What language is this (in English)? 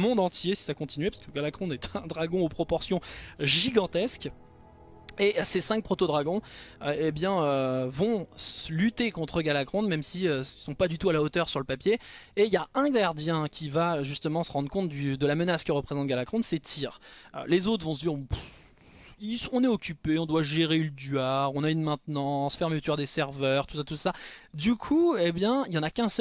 French